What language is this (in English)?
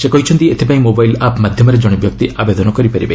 Odia